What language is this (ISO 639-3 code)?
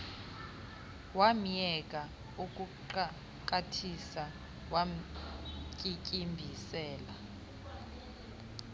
xho